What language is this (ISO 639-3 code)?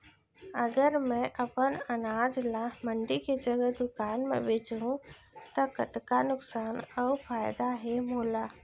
hne